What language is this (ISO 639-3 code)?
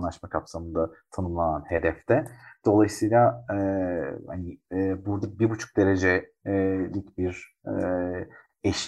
tur